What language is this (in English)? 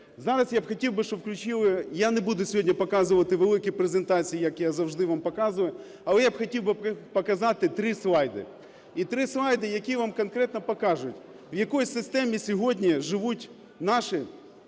Ukrainian